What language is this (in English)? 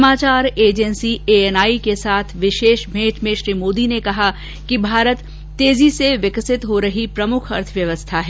Hindi